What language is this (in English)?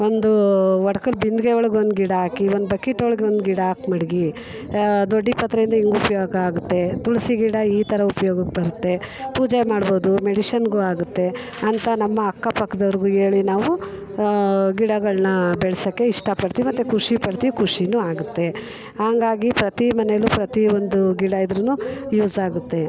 Kannada